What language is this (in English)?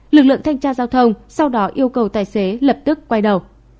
Vietnamese